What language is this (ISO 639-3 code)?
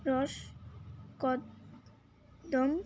ben